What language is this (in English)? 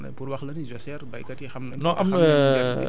Wolof